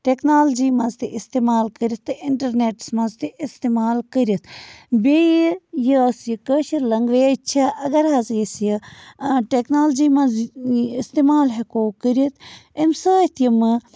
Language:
Kashmiri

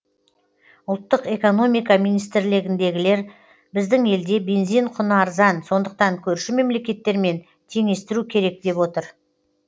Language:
Kazakh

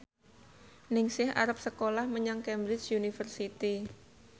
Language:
Javanese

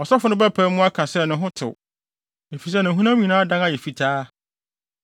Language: Akan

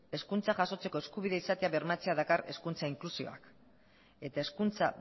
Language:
Basque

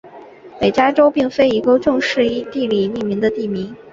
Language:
Chinese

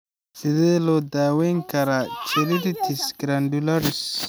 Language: Somali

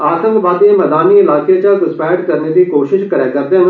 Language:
Dogri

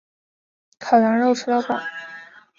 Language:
Chinese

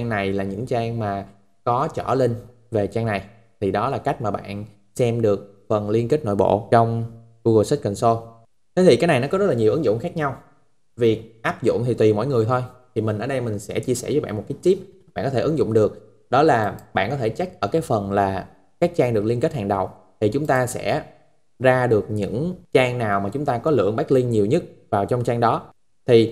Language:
Vietnamese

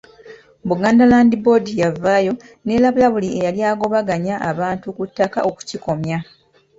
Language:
Ganda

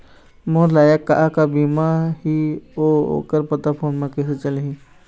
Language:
Chhattisgarhi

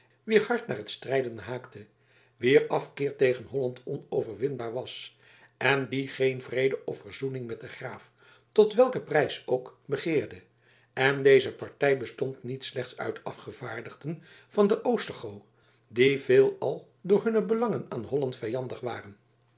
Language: Dutch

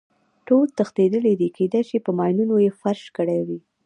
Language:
Pashto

